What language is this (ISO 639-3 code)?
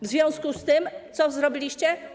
pol